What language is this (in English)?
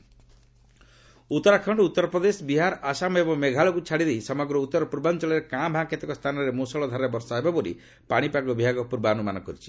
Odia